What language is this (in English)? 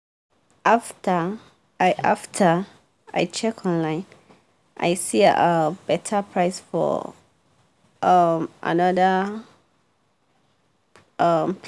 Nigerian Pidgin